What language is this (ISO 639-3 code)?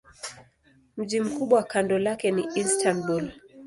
swa